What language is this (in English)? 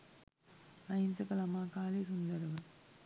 Sinhala